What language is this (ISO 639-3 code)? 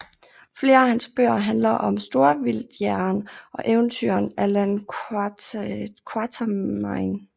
dan